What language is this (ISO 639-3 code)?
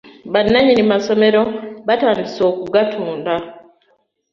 lug